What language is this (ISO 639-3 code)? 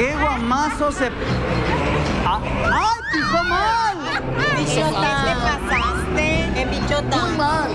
spa